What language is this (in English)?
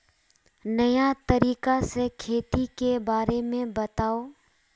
Magahi